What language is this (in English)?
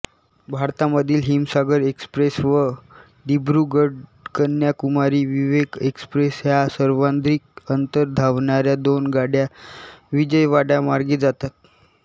Marathi